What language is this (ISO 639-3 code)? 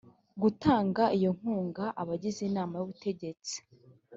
kin